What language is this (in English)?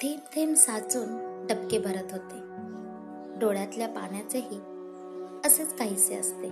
Marathi